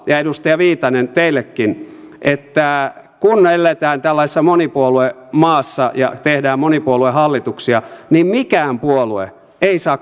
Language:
Finnish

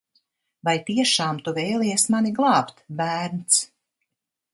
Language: Latvian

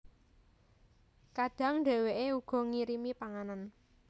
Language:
Javanese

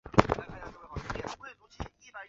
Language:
Chinese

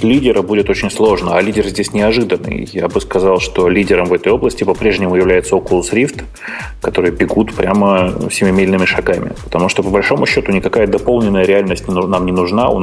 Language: Russian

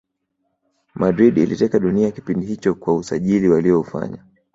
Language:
Swahili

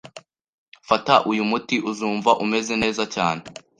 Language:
Kinyarwanda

